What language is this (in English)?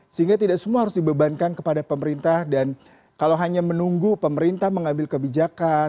Indonesian